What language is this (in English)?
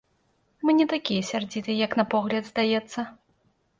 Belarusian